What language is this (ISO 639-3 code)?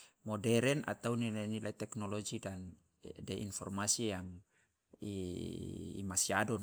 loa